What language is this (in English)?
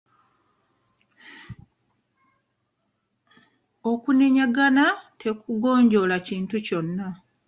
Ganda